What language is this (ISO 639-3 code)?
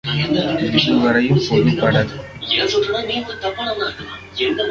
tam